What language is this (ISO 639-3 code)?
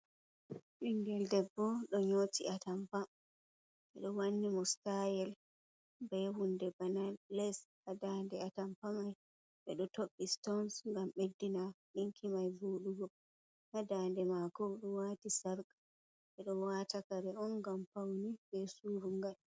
ful